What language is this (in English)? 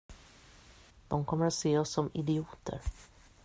Swedish